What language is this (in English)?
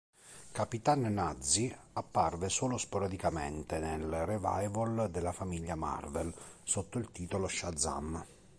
Italian